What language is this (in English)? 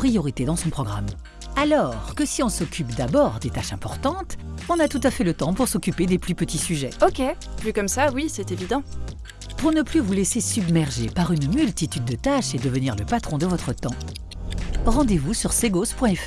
French